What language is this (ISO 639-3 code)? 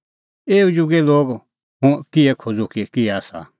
kfx